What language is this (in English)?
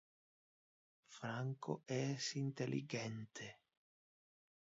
Interlingua